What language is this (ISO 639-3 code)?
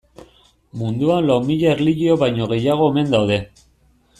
eus